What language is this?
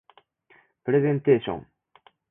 Japanese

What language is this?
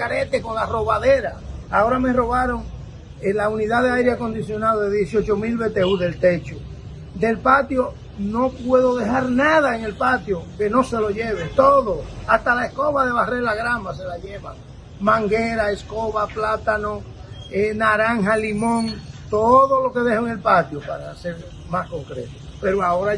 Spanish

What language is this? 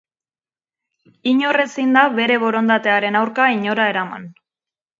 Basque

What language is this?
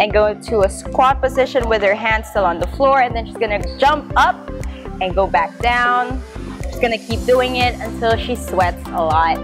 English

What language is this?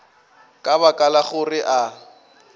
Northern Sotho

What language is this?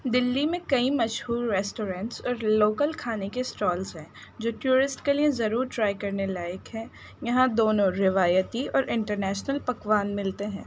Urdu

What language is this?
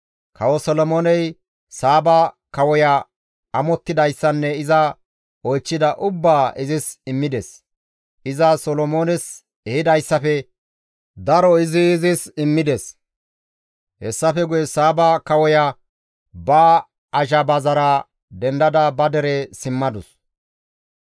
Gamo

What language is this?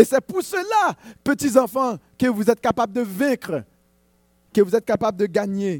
French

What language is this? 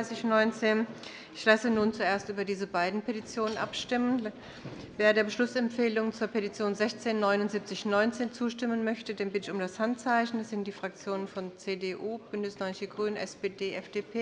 German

